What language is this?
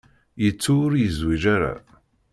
Kabyle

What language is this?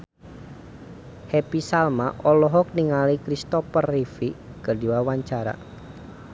Sundanese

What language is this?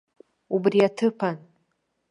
Abkhazian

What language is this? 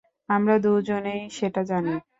Bangla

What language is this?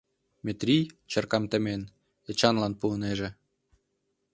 Mari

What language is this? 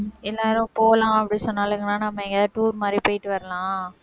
Tamil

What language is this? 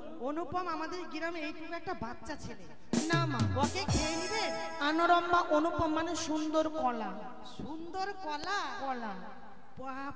Bangla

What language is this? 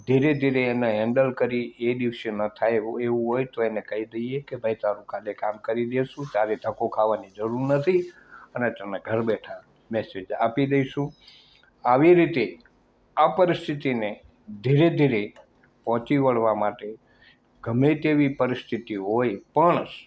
Gujarati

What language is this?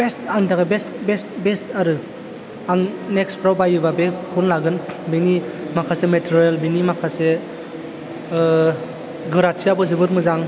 Bodo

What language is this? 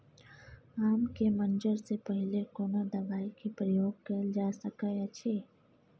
Maithili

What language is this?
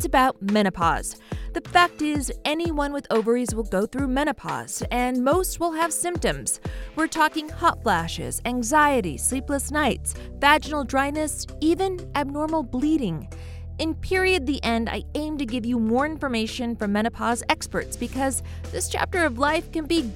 English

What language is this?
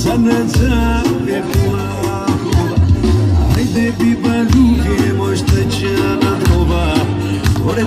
Romanian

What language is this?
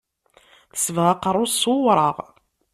Kabyle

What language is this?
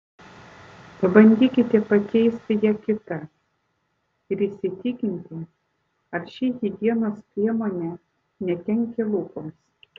Lithuanian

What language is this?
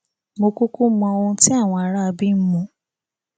Yoruba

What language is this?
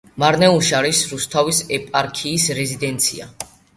Georgian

